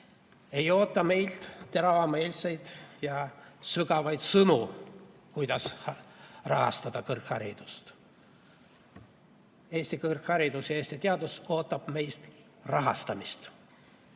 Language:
Estonian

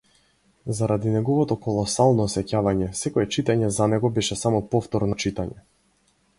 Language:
Macedonian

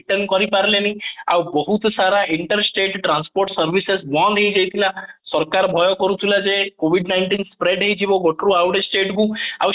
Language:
Odia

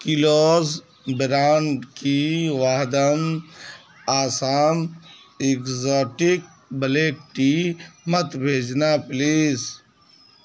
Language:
Urdu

